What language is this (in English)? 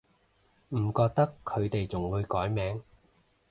Cantonese